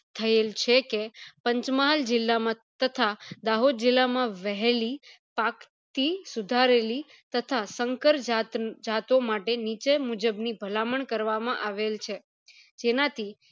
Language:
Gujarati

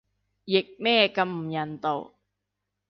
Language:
Cantonese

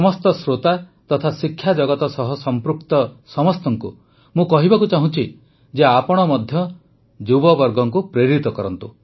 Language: Odia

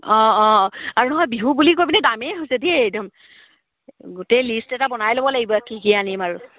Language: Assamese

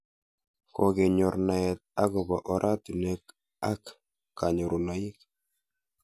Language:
Kalenjin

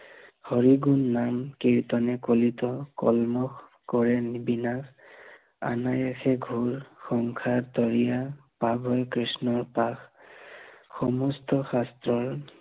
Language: Assamese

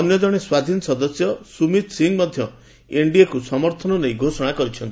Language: Odia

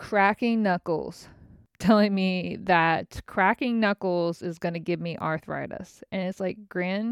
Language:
English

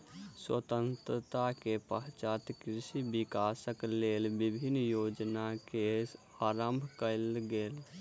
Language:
Maithili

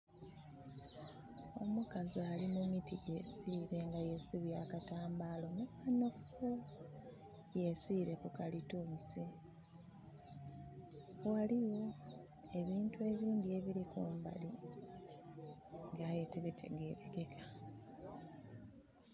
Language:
Soga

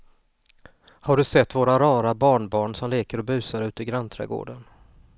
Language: Swedish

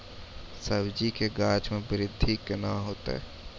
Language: Maithili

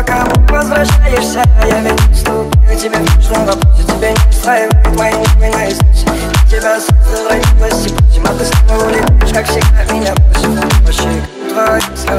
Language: Polish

